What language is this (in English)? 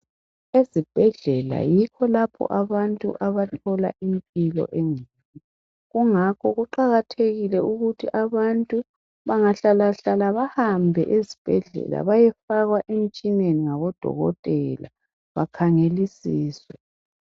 North Ndebele